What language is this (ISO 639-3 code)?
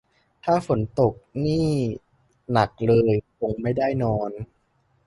tha